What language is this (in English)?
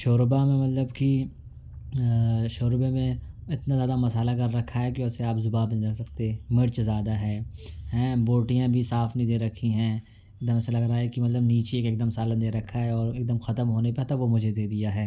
Urdu